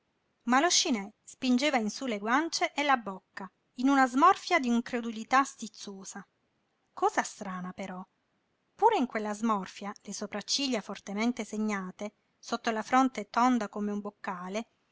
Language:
Italian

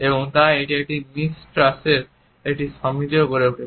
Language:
Bangla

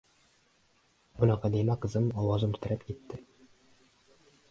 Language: Uzbek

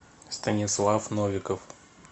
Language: Russian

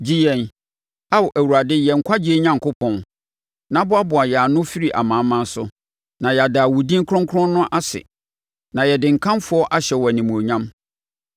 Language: Akan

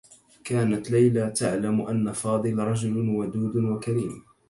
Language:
Arabic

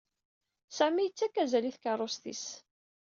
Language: Kabyle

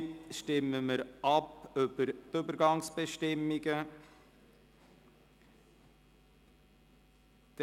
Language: Swiss German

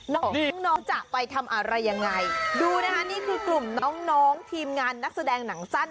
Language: Thai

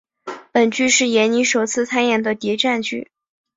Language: Chinese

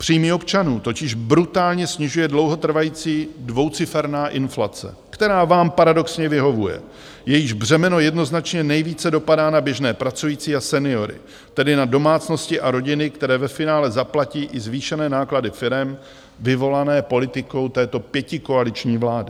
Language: Czech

